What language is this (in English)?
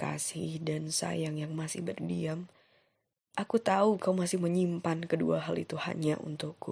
Indonesian